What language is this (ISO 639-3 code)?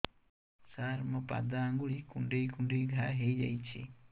ori